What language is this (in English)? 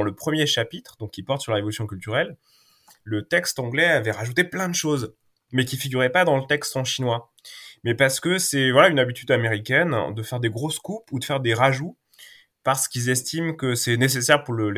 French